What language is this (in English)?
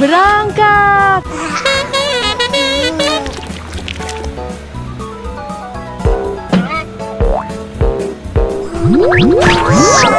Indonesian